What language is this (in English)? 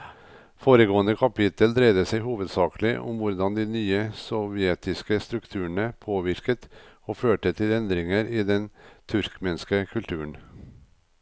Norwegian